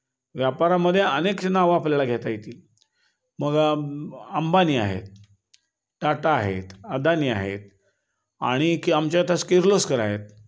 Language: Marathi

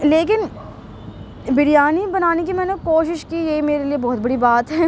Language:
Urdu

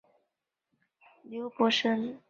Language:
Chinese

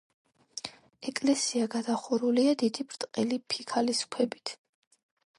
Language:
Georgian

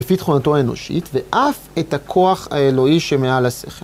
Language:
Hebrew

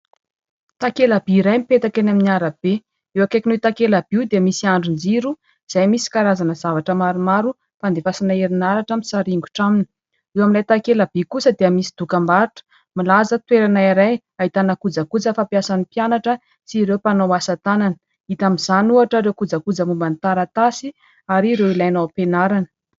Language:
Malagasy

